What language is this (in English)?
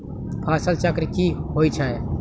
Magahi